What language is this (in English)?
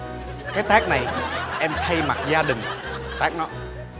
Vietnamese